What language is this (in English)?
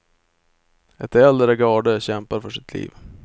Swedish